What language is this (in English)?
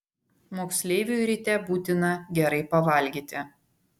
Lithuanian